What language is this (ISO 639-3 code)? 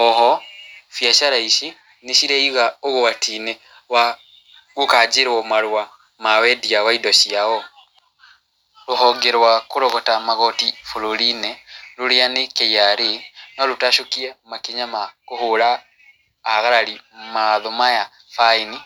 kik